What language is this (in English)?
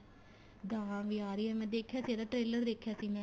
Punjabi